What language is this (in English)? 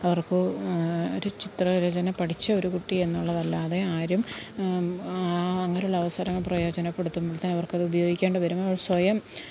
Malayalam